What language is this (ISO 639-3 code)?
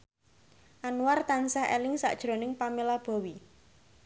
jav